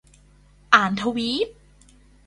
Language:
Thai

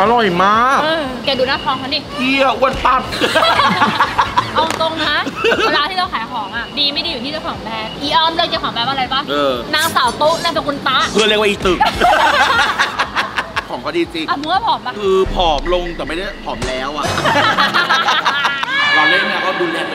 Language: Thai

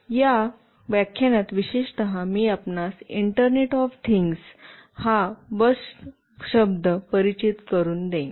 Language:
Marathi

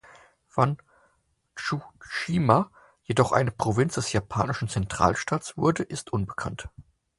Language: German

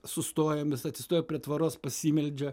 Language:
Lithuanian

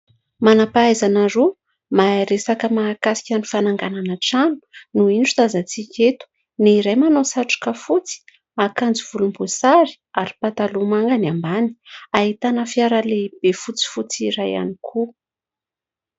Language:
Malagasy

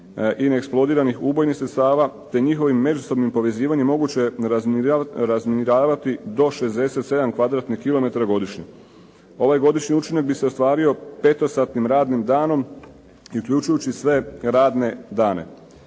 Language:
Croatian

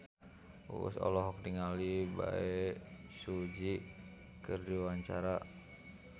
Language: Sundanese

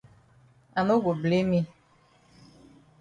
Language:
Cameroon Pidgin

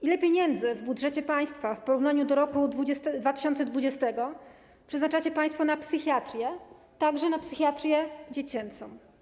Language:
Polish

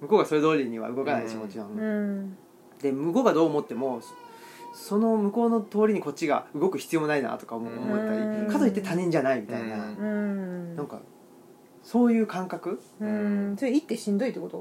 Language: Japanese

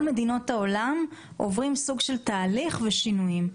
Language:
Hebrew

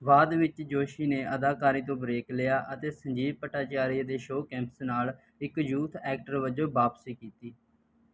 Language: Punjabi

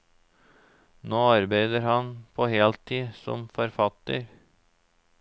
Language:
Norwegian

